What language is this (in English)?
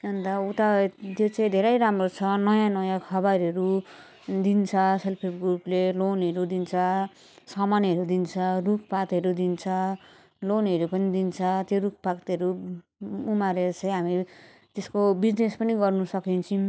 Nepali